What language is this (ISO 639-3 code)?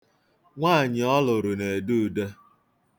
ibo